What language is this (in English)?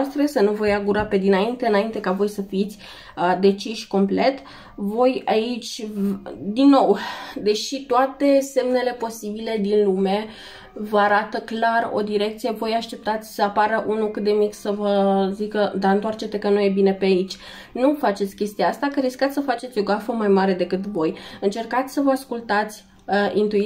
Romanian